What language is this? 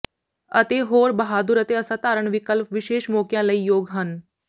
Punjabi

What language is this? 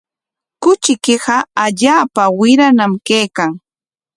Corongo Ancash Quechua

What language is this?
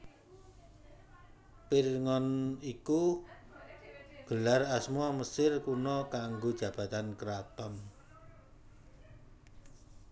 Javanese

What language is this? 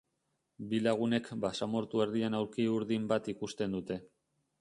Basque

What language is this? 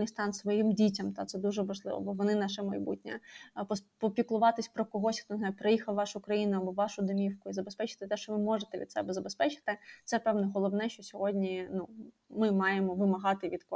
Ukrainian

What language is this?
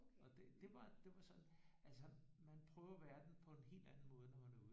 Danish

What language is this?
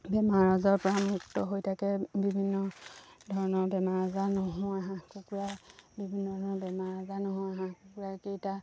Assamese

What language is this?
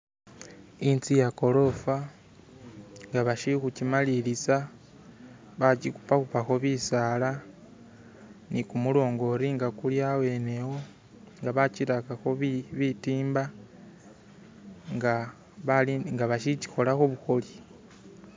Masaaba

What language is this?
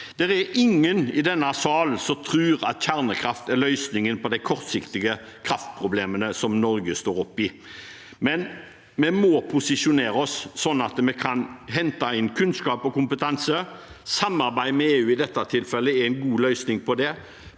Norwegian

